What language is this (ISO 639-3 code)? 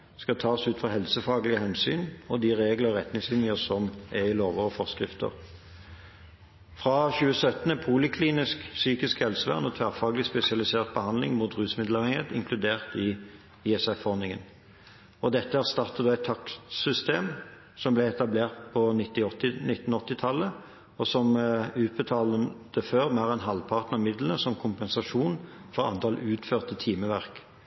nob